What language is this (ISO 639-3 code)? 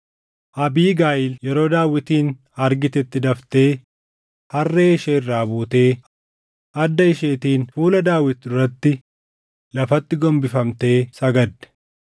orm